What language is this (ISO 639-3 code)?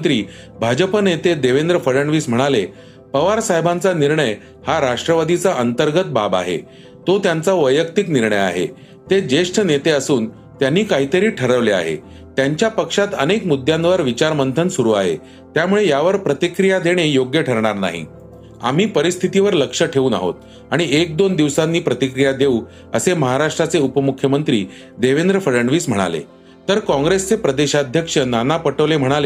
mar